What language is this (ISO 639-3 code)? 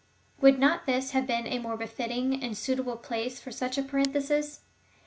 eng